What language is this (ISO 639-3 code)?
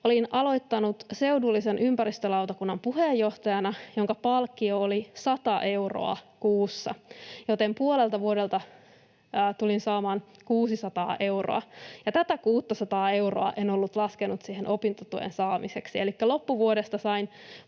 fin